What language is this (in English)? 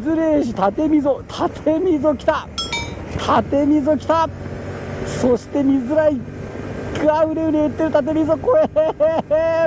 Japanese